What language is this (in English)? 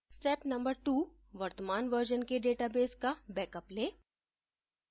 Hindi